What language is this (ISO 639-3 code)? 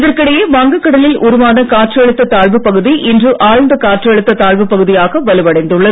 tam